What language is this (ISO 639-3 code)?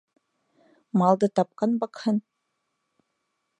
bak